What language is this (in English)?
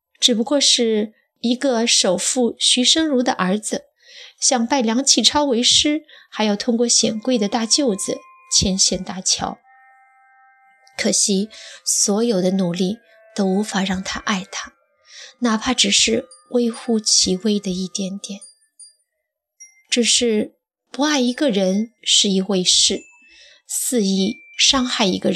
Chinese